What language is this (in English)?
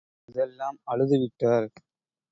Tamil